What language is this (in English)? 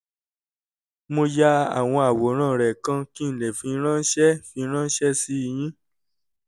Yoruba